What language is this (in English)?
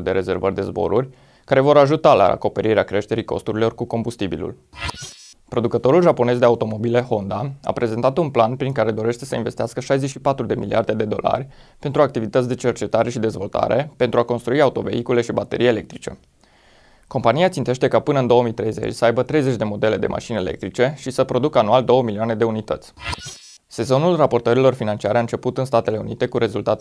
Romanian